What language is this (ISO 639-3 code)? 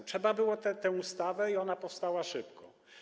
pol